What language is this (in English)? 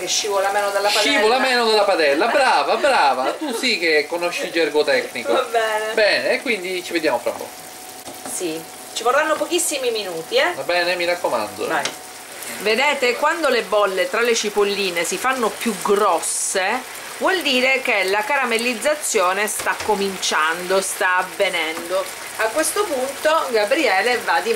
Italian